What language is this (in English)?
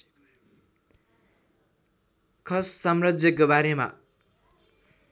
Nepali